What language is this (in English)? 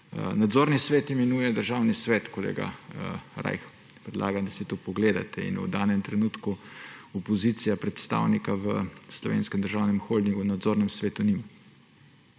Slovenian